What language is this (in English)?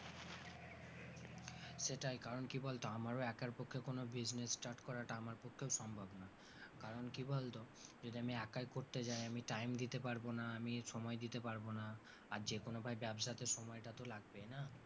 Bangla